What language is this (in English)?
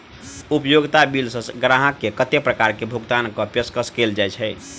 Maithili